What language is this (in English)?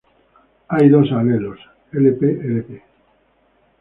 Spanish